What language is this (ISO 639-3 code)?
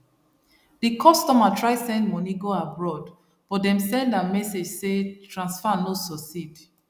pcm